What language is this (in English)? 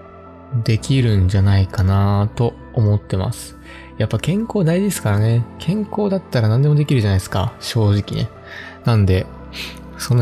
Japanese